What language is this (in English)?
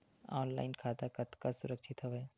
Chhattisgarhi